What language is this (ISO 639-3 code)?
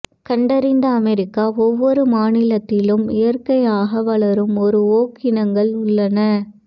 tam